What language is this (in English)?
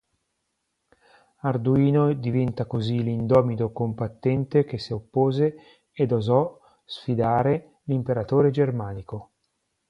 Italian